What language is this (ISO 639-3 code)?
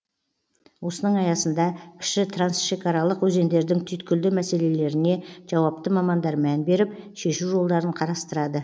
kaz